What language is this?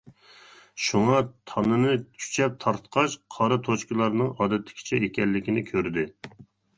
Uyghur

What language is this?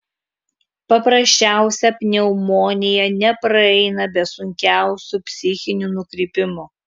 Lithuanian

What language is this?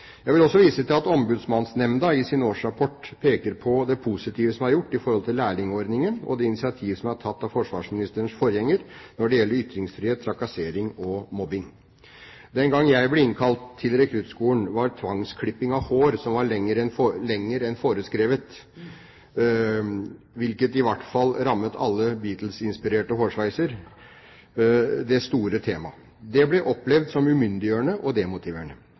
Norwegian Bokmål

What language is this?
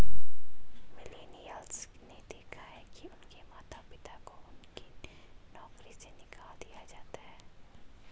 Hindi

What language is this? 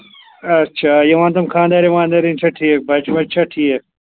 Kashmiri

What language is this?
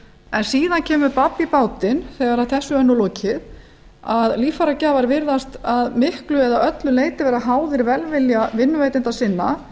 Icelandic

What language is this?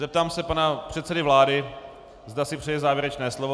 Czech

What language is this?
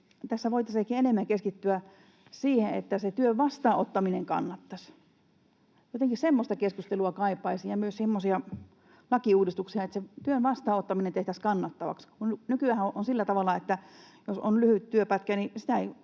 Finnish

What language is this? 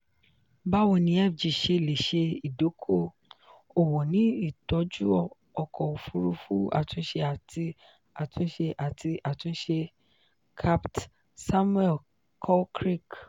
Yoruba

